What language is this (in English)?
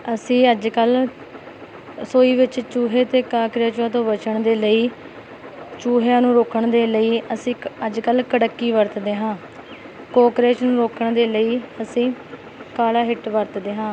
Punjabi